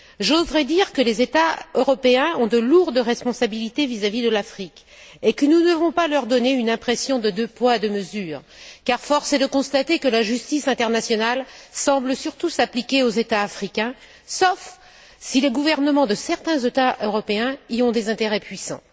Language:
French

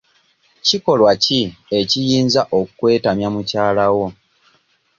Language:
Ganda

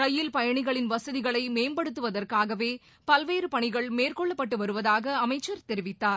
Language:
Tamil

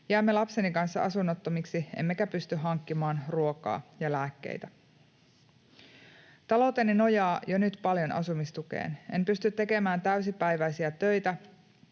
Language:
Finnish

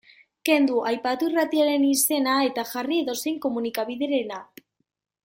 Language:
Basque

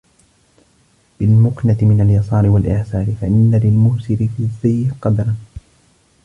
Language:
Arabic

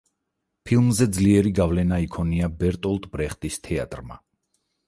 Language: Georgian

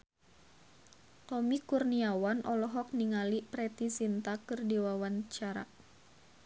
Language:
Sundanese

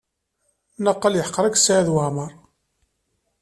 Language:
Kabyle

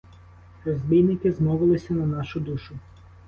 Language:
Ukrainian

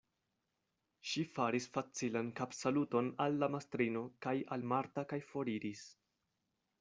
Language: Esperanto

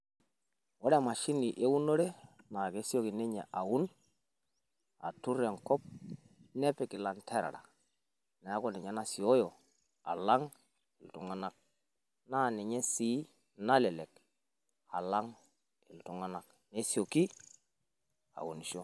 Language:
Masai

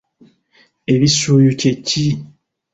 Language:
Ganda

